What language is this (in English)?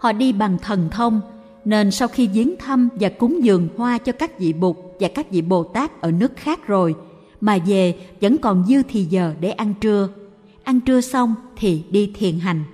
Vietnamese